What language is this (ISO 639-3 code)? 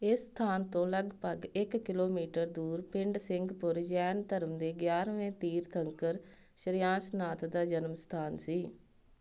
pan